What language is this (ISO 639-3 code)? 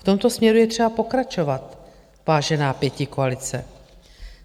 ces